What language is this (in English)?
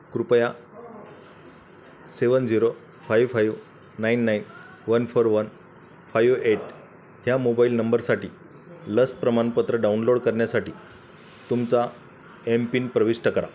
Marathi